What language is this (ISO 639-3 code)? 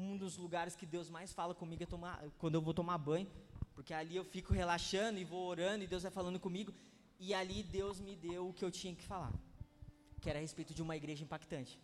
por